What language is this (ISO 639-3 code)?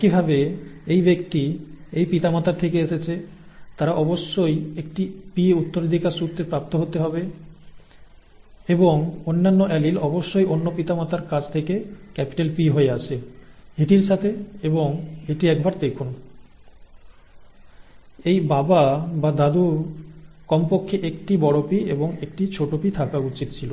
ben